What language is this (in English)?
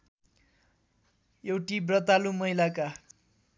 Nepali